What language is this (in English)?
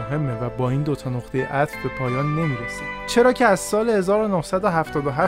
Persian